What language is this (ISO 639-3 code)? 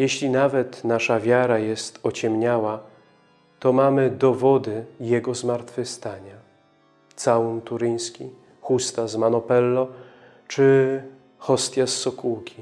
pol